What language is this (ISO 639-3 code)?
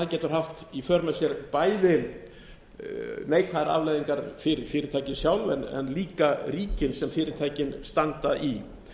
isl